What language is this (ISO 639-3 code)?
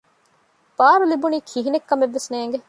div